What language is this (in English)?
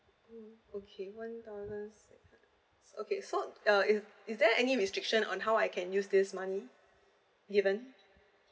English